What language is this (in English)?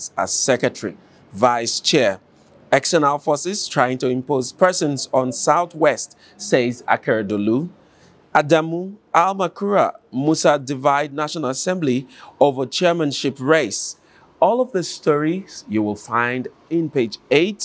English